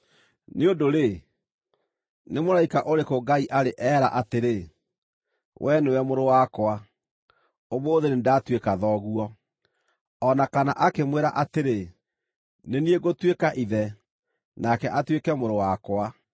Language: Kikuyu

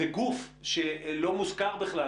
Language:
Hebrew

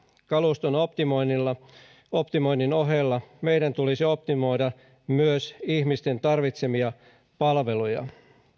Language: Finnish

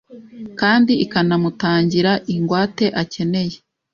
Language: Kinyarwanda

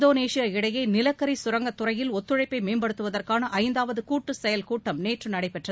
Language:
Tamil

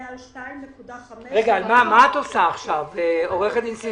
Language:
Hebrew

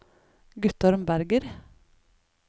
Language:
Norwegian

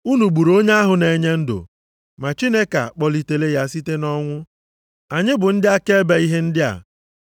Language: Igbo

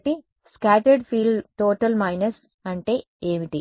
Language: Telugu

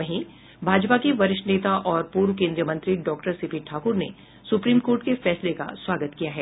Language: Hindi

